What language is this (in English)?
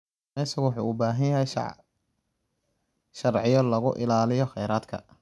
Somali